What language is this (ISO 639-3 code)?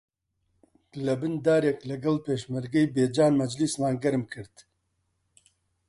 ckb